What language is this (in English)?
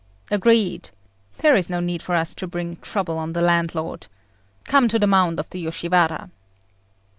English